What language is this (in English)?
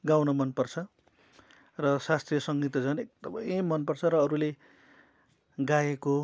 Nepali